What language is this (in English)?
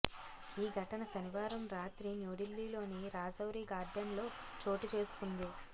Telugu